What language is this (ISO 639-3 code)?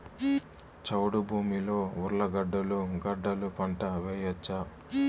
tel